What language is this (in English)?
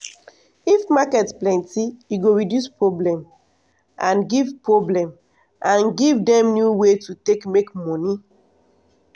Nigerian Pidgin